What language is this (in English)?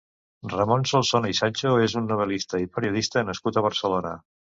Catalan